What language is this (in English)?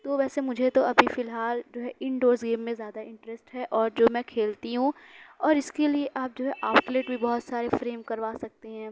Urdu